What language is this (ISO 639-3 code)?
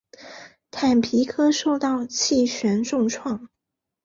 zho